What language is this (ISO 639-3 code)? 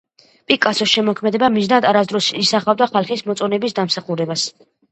kat